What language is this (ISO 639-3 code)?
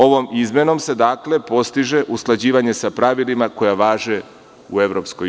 srp